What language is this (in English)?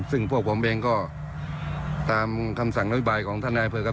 Thai